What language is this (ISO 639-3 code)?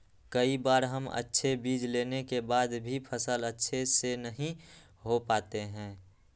mag